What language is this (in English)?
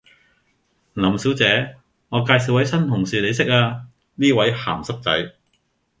Cantonese